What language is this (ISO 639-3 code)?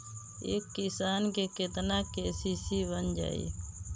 bho